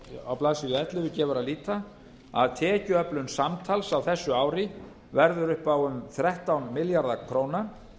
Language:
Icelandic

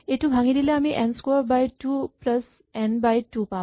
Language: Assamese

